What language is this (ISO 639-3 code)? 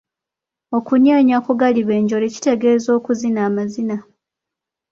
lug